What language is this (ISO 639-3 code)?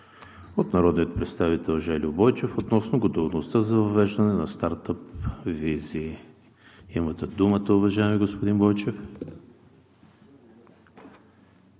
bul